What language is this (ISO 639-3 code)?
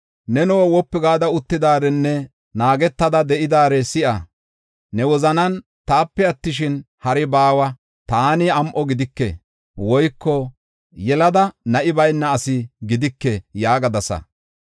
gof